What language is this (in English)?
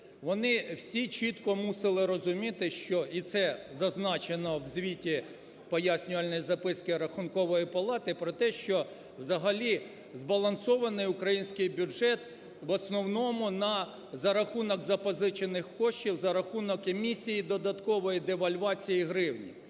Ukrainian